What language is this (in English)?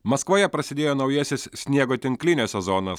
Lithuanian